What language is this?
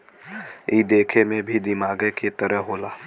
Bhojpuri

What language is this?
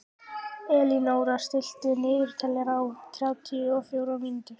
Icelandic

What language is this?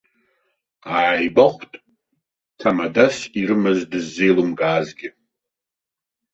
Abkhazian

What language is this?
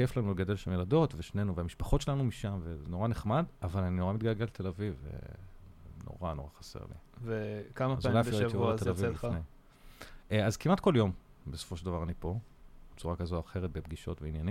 Hebrew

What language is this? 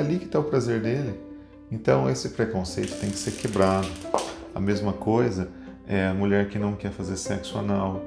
Portuguese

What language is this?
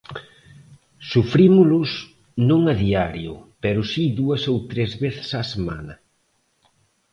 Galician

